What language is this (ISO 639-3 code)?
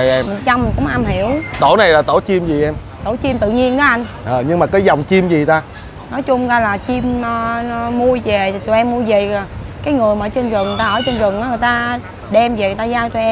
vie